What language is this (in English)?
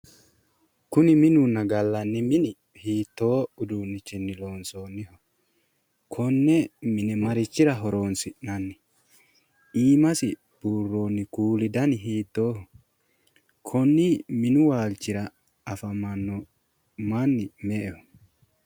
Sidamo